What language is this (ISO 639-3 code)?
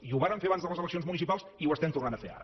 cat